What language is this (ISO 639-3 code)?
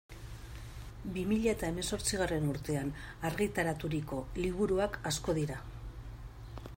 eus